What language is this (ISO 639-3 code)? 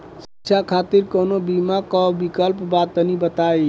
bho